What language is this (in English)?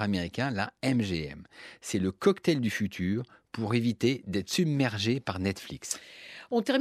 French